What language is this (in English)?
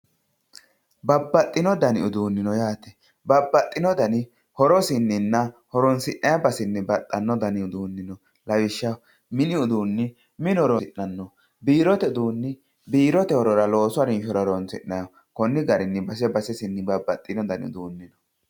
Sidamo